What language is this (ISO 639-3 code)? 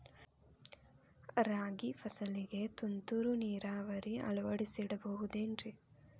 kan